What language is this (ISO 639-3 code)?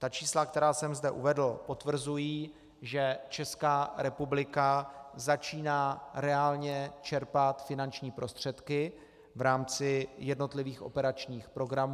ces